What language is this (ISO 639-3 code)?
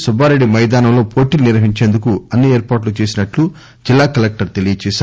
tel